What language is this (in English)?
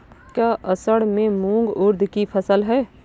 Hindi